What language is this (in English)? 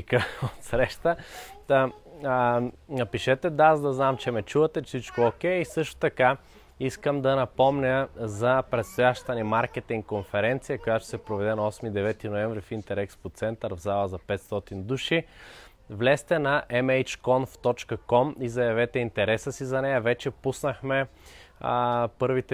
Bulgarian